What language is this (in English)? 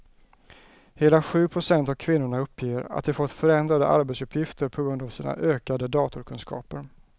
Swedish